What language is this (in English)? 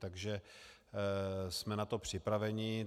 Czech